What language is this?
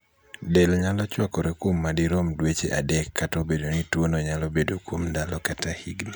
Luo (Kenya and Tanzania)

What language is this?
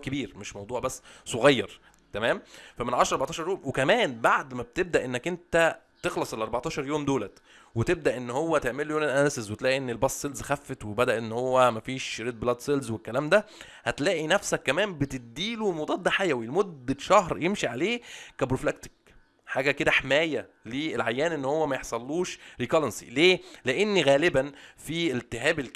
Arabic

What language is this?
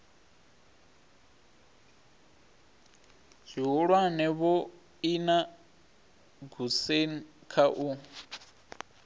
Venda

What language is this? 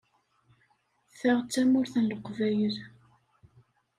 Kabyle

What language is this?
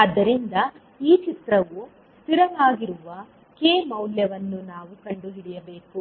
Kannada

